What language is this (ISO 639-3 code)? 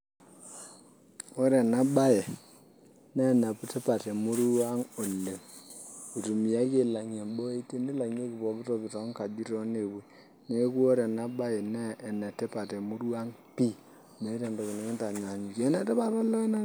mas